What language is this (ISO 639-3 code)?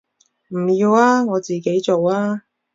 yue